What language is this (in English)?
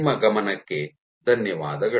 Kannada